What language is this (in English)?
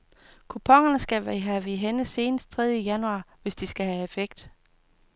Danish